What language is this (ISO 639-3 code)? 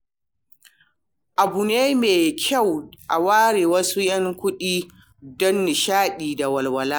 hau